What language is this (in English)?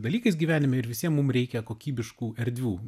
Lithuanian